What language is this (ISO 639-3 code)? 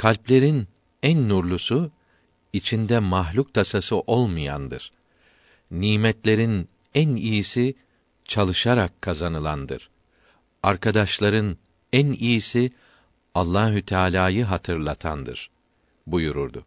tur